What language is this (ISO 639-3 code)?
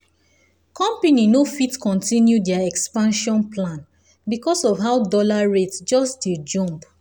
pcm